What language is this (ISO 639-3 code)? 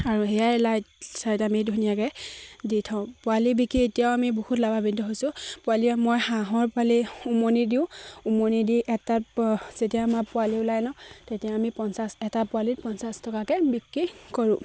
asm